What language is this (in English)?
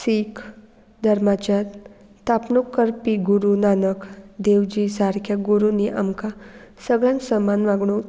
Konkani